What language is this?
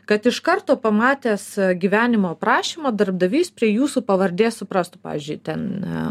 Lithuanian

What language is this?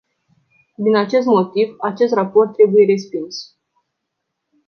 Romanian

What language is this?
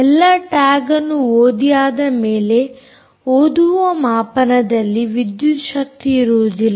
Kannada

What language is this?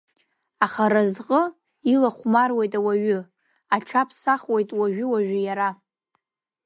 Abkhazian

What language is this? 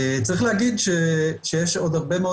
Hebrew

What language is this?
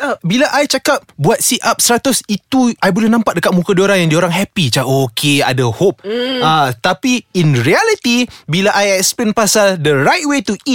Malay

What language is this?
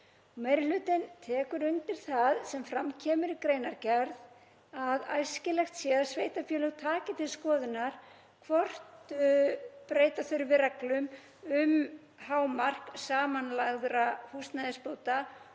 Icelandic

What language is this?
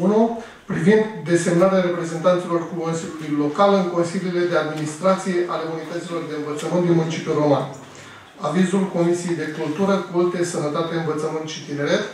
Romanian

